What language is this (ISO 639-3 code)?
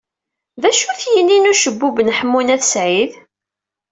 kab